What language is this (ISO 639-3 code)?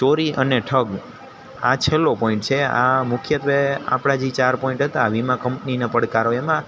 guj